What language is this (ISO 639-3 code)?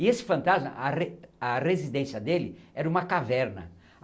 por